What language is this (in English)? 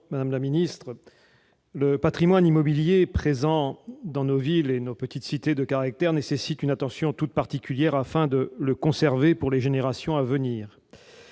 French